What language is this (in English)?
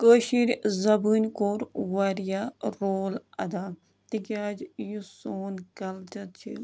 Kashmiri